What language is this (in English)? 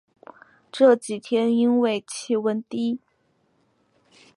Chinese